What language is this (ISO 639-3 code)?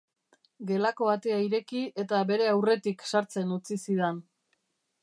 eus